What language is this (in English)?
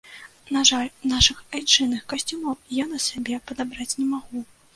Belarusian